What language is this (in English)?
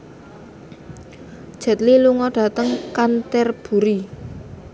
Javanese